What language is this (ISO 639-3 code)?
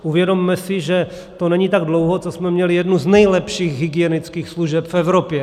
ces